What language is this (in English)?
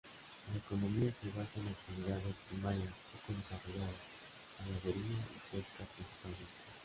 Spanish